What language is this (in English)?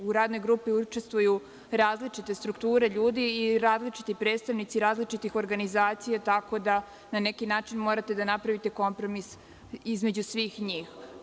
Serbian